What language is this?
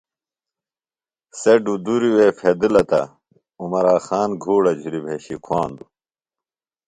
Phalura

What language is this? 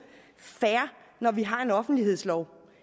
Danish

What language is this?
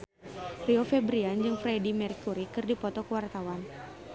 Sundanese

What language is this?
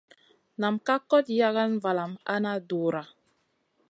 Masana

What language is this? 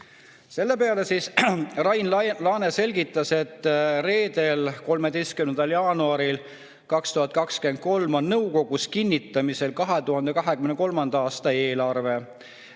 Estonian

